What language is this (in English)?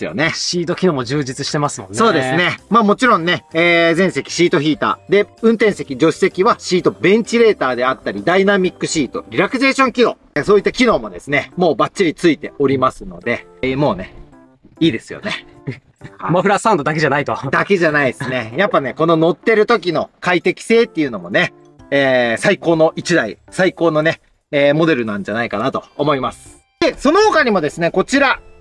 Japanese